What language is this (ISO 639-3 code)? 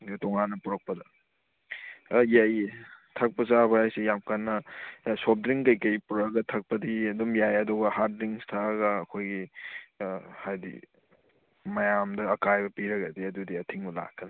mni